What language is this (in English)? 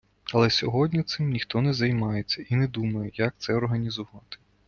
Ukrainian